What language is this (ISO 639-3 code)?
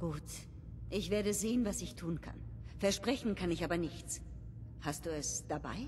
deu